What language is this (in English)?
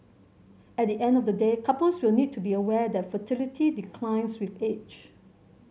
English